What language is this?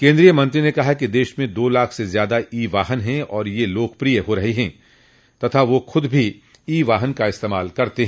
Hindi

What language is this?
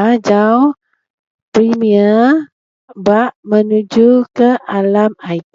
Central Melanau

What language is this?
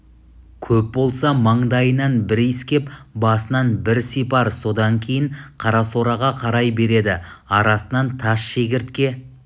Kazakh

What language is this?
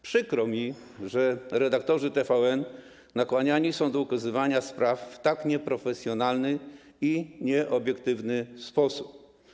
Polish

